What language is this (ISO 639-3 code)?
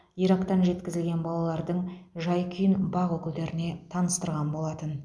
kaz